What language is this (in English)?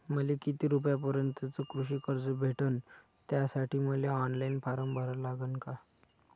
Marathi